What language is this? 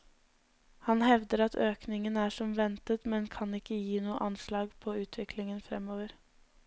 Norwegian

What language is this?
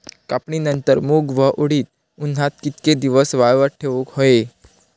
Marathi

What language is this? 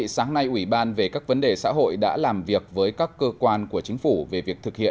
Vietnamese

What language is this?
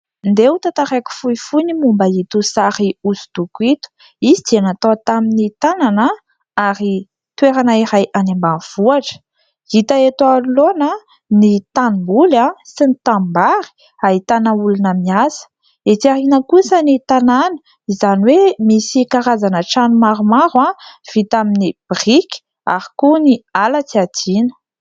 Malagasy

